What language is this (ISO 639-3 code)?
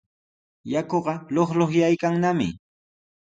qws